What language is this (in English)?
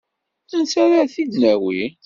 Kabyle